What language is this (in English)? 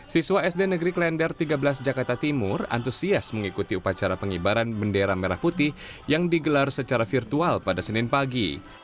Indonesian